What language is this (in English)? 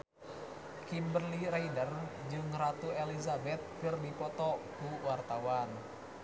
Sundanese